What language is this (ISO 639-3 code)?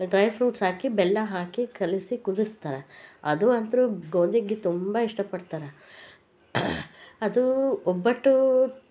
kan